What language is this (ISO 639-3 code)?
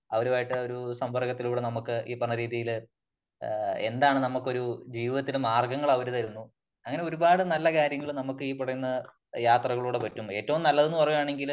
mal